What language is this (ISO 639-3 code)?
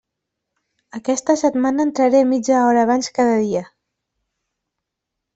cat